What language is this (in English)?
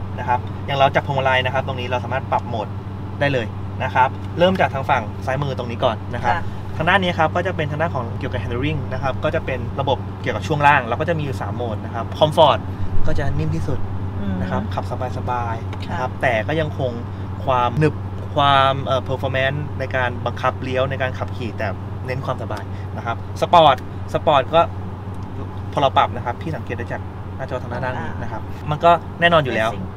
Thai